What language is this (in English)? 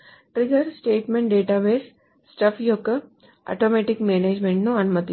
Telugu